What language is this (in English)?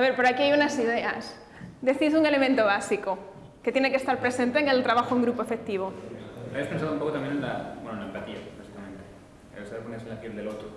Spanish